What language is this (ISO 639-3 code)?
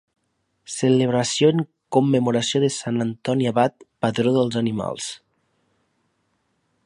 cat